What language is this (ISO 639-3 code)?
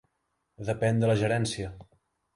cat